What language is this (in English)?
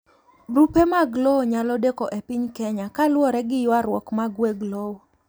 Luo (Kenya and Tanzania)